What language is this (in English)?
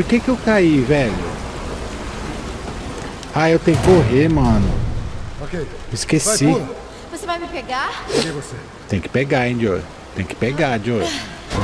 Portuguese